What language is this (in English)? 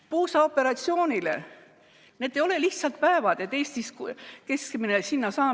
Estonian